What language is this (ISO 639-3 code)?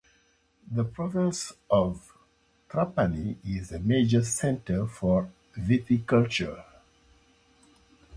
eng